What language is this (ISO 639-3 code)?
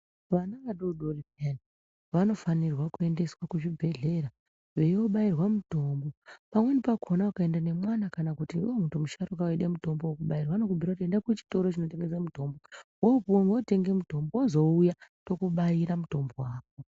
ndc